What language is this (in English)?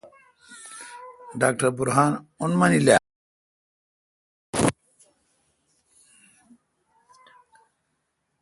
Kalkoti